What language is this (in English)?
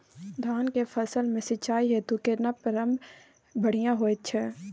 Maithili